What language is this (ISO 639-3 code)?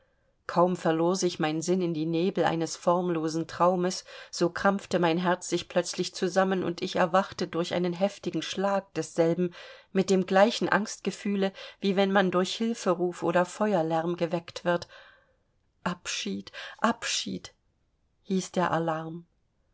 deu